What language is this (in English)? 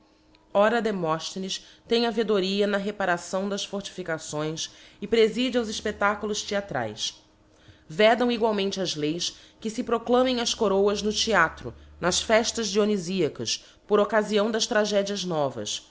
Portuguese